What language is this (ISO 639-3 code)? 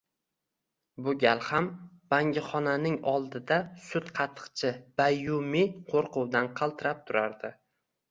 uzb